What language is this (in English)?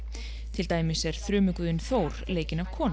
Icelandic